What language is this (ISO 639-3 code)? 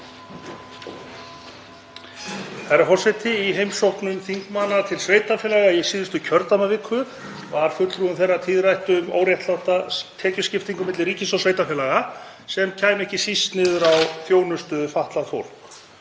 isl